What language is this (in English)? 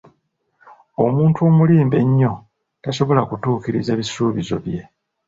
Ganda